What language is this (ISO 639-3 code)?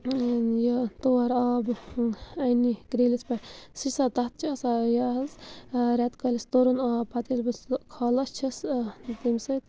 kas